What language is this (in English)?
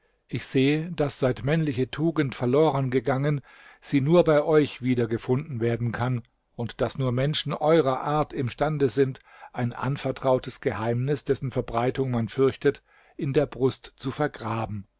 German